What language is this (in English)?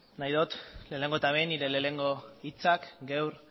Basque